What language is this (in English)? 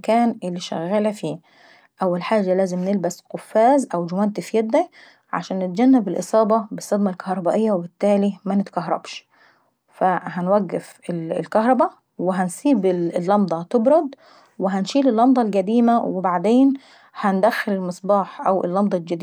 Saidi Arabic